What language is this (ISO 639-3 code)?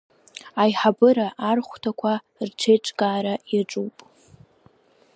abk